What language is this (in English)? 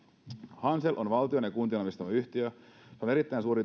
Finnish